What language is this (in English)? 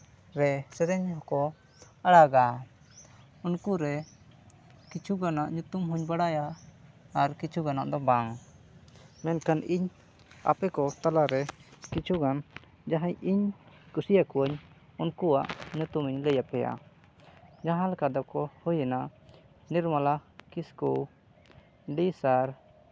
Santali